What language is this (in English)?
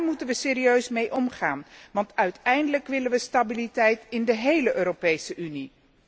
Dutch